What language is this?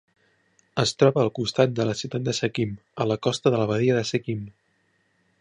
Catalan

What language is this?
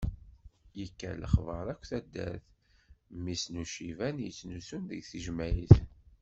Kabyle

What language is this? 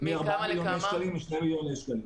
Hebrew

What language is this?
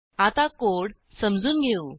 Marathi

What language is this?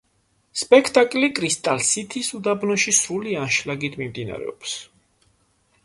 Georgian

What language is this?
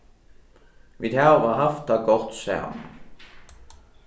Faroese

